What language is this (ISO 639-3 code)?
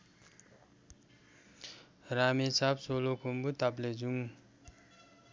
nep